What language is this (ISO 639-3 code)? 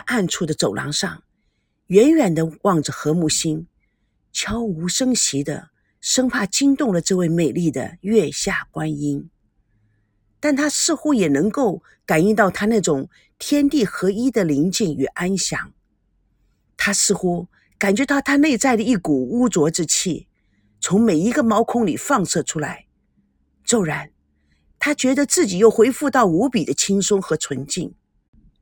zho